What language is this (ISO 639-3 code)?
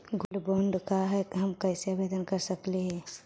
mag